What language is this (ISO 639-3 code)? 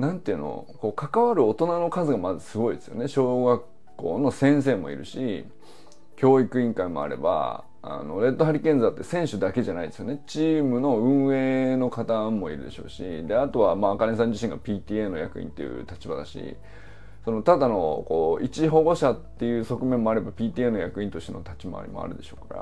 jpn